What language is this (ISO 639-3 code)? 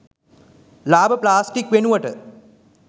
sin